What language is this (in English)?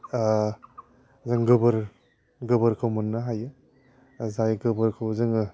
Bodo